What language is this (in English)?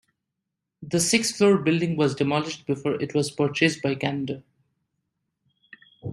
English